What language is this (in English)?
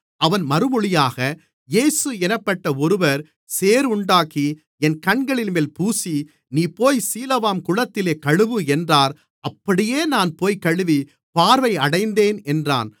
Tamil